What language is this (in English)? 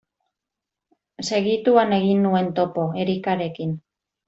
Basque